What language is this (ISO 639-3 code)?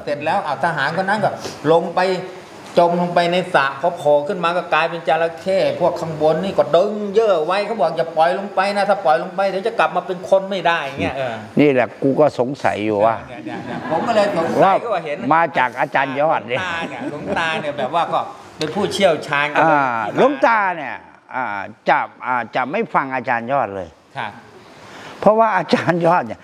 tha